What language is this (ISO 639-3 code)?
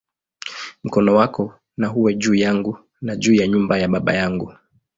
swa